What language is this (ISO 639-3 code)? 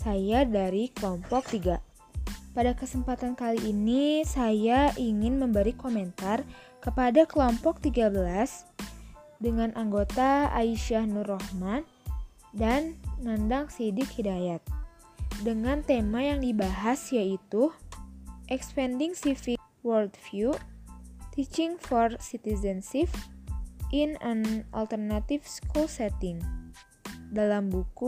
ind